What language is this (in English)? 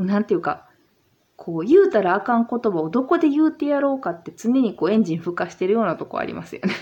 Japanese